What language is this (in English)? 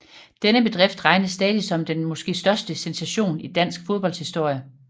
Danish